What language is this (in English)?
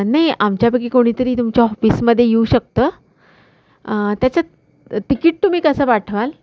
Marathi